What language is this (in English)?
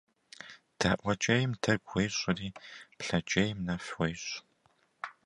Kabardian